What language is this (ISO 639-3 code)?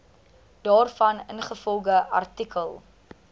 afr